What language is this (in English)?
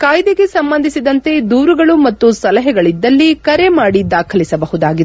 Kannada